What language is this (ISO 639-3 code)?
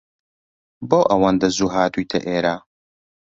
ckb